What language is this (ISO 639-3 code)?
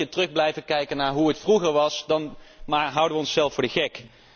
nld